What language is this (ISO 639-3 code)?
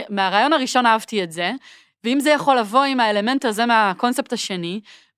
heb